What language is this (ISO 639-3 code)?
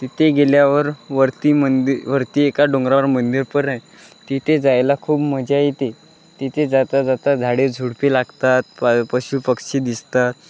mar